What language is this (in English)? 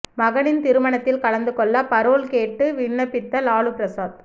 Tamil